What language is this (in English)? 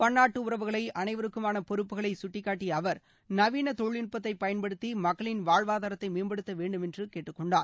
Tamil